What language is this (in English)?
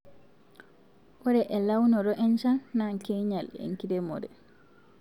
Masai